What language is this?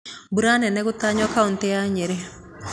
Kikuyu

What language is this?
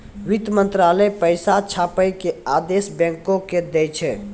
Maithili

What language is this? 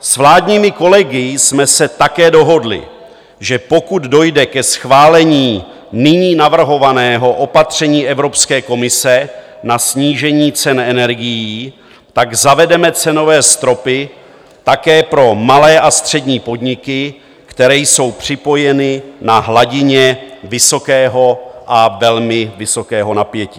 Czech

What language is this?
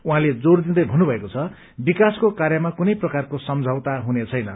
Nepali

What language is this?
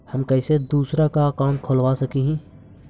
Magahi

